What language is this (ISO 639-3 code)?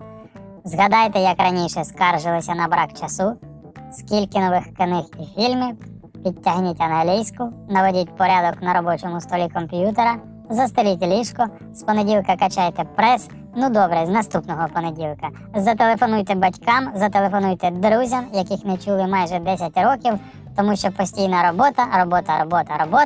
ukr